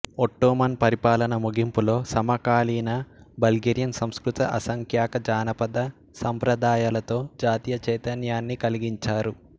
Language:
Telugu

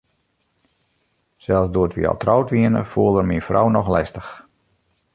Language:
Western Frisian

